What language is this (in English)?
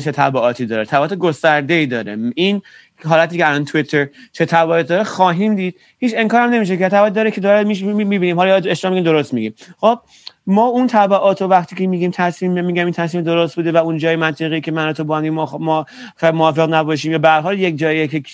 Persian